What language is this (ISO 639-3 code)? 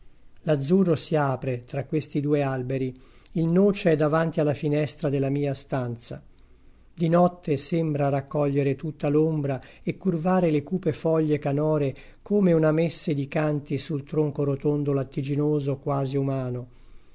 ita